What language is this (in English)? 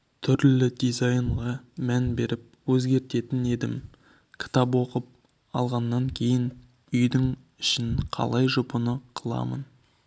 Kazakh